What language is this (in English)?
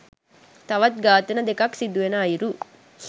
Sinhala